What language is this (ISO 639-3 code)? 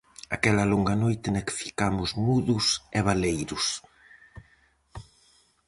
glg